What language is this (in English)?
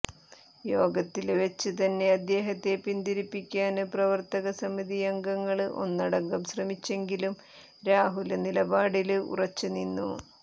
Malayalam